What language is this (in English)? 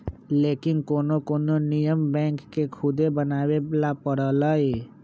Magahi